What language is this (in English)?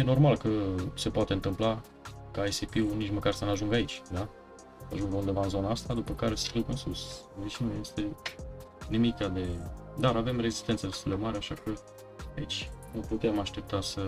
Romanian